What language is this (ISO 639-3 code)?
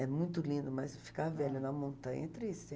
por